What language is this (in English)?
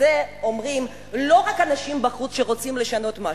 Hebrew